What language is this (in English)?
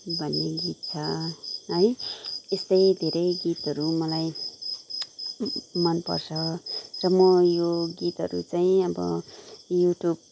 Nepali